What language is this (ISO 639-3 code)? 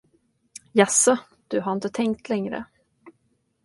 swe